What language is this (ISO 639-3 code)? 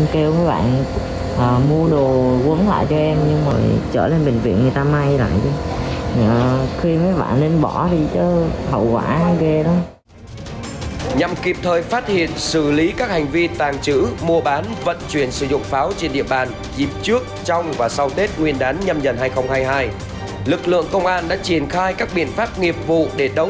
vie